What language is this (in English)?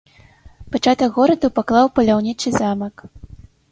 Belarusian